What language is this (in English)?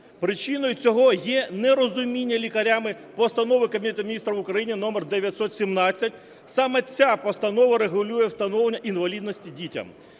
Ukrainian